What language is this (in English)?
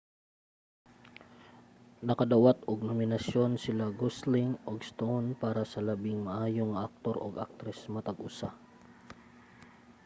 Cebuano